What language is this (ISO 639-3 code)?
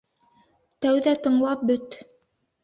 bak